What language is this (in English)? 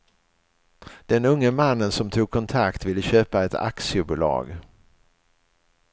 Swedish